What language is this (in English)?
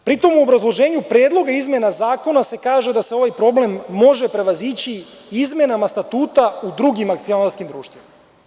Serbian